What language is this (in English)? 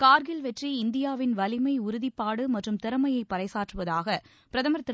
Tamil